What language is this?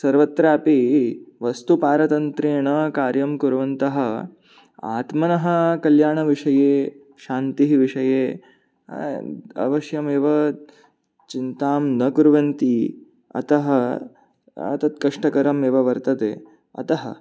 Sanskrit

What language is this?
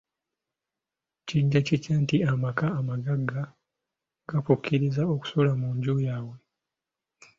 Ganda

